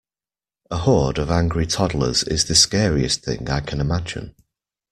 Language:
English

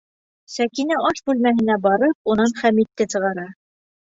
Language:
Bashkir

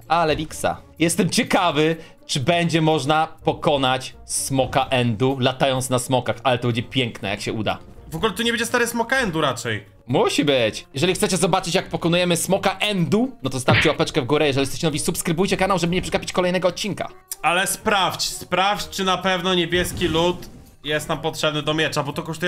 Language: Polish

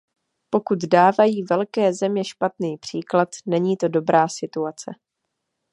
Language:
Czech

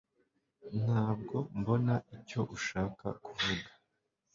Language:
Kinyarwanda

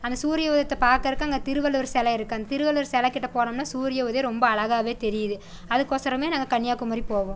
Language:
Tamil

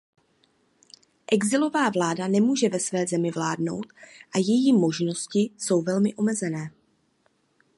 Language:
Czech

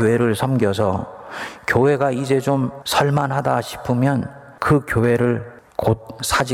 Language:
Korean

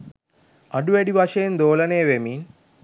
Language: Sinhala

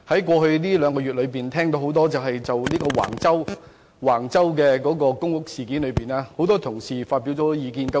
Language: Cantonese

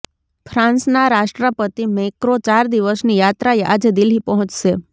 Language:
Gujarati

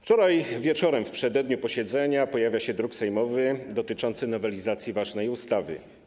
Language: Polish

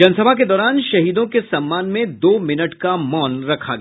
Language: Hindi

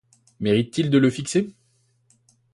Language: French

